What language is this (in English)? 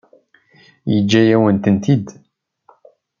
Kabyle